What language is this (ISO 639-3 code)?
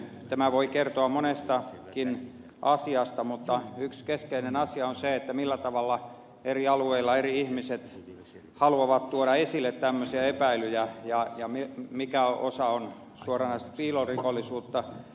fin